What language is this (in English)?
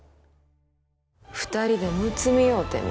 Japanese